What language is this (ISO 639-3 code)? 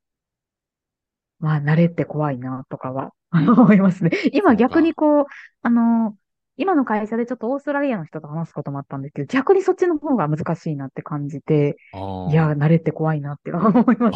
jpn